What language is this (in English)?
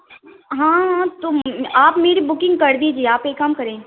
Urdu